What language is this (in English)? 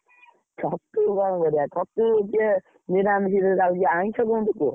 Odia